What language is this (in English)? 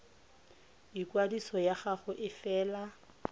Tswana